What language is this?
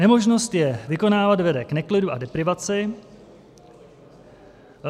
Czech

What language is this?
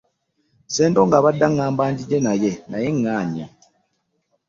Ganda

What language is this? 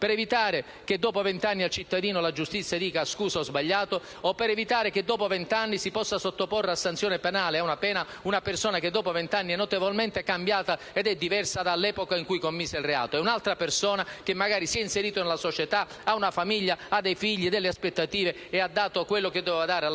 Italian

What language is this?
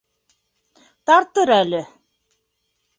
Bashkir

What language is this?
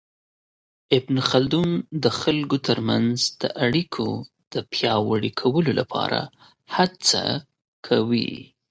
Pashto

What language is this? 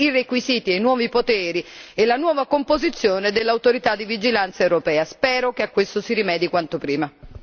Italian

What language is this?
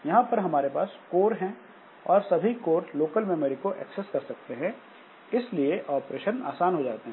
Hindi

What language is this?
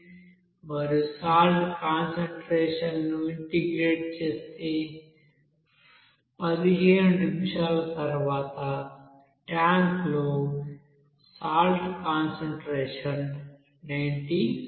Telugu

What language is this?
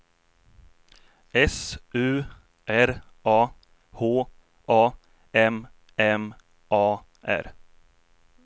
Swedish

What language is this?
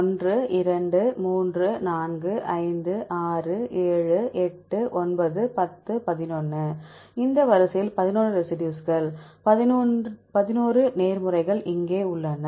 Tamil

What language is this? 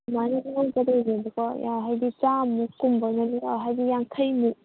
Manipuri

